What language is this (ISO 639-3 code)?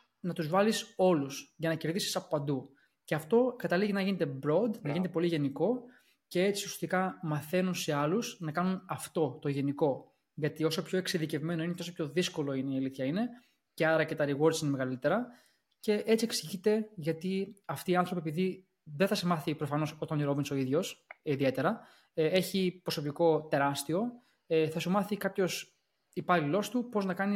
ell